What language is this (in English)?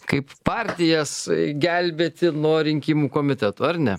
Lithuanian